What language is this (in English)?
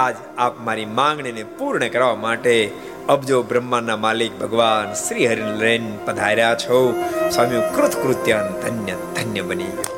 Gujarati